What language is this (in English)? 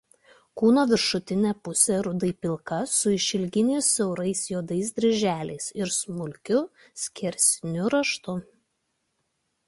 Lithuanian